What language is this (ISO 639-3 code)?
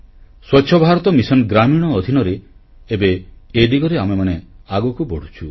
ori